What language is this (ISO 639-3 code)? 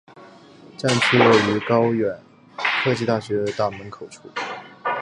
zho